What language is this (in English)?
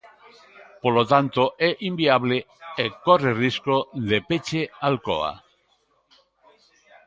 Galician